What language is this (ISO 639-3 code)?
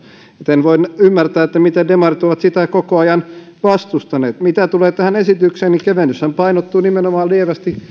fin